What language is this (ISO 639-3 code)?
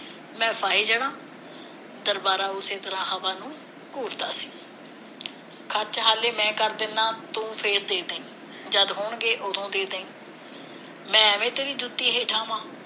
pan